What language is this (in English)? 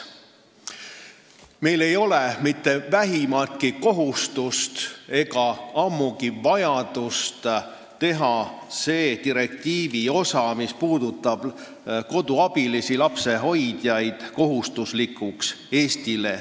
Estonian